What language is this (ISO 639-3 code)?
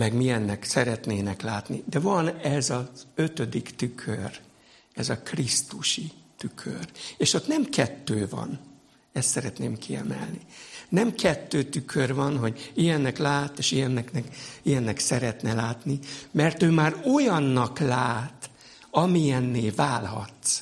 hun